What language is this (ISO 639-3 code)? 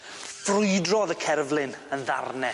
cym